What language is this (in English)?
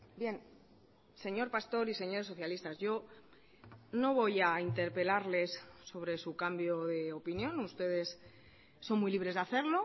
Spanish